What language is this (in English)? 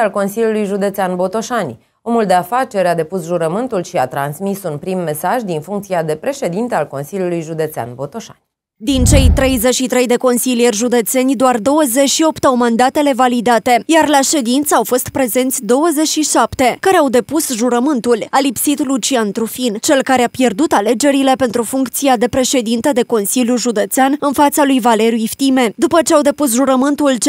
Romanian